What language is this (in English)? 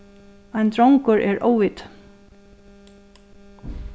Faroese